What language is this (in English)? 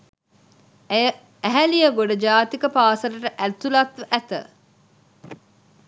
Sinhala